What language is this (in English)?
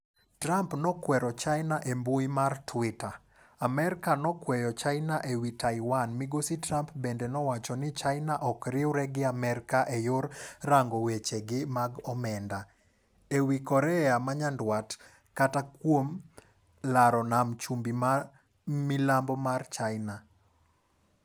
Luo (Kenya and Tanzania)